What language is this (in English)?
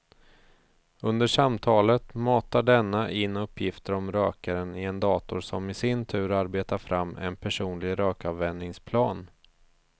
Swedish